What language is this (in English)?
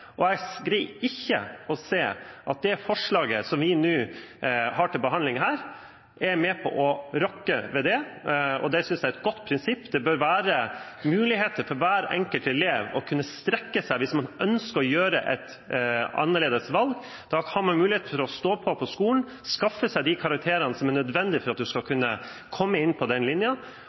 Norwegian Bokmål